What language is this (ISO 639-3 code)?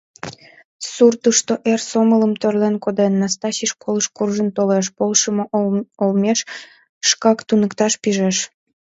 chm